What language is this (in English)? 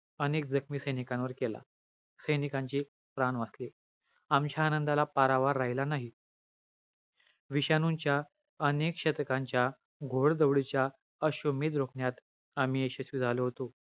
Marathi